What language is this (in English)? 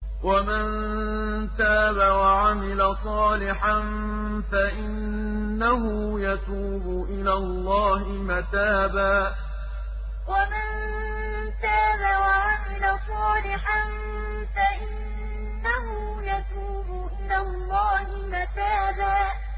Arabic